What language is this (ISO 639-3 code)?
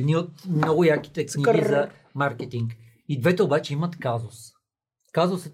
bul